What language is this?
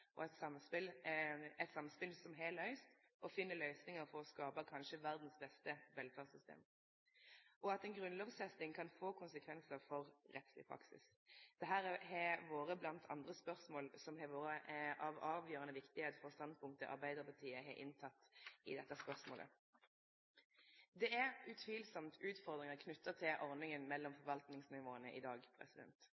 Norwegian Nynorsk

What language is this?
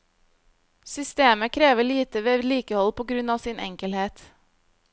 Norwegian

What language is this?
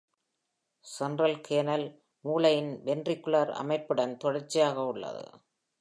Tamil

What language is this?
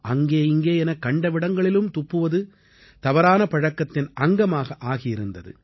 Tamil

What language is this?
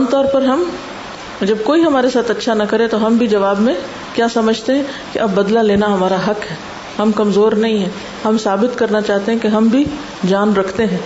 Urdu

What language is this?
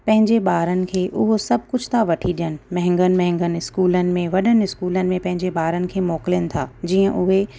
Sindhi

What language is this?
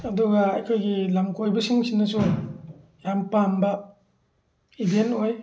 Manipuri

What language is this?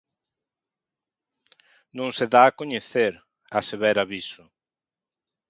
Galician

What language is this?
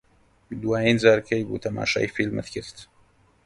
Central Kurdish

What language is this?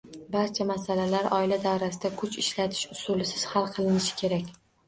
Uzbek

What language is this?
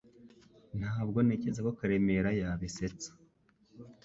Kinyarwanda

